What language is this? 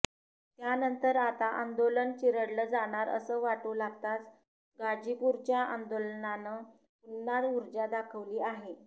Marathi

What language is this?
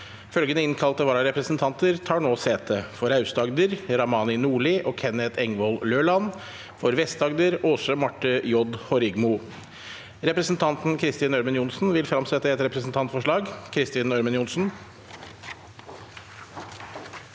Norwegian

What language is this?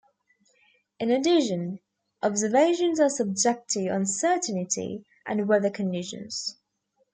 English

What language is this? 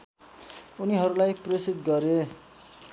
Nepali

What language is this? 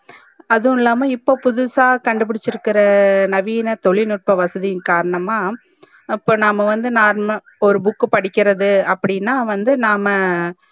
Tamil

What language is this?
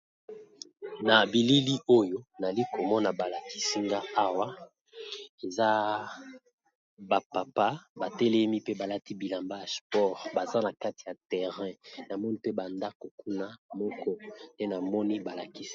Lingala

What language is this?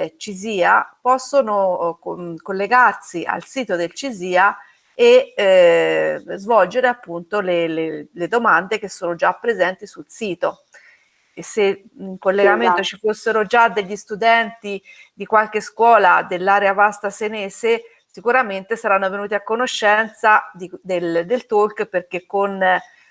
Italian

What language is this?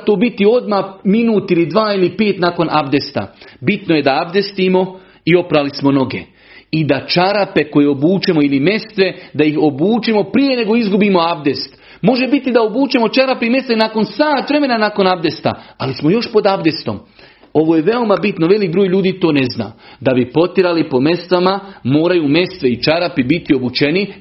Croatian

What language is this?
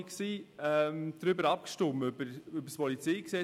Swiss German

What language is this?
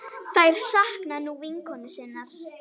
Icelandic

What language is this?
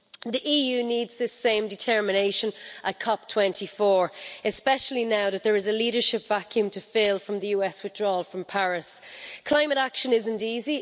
English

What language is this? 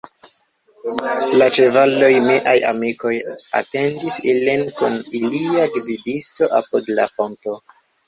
Esperanto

